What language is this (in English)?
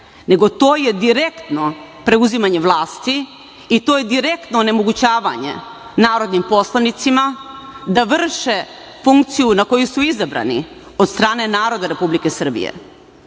Serbian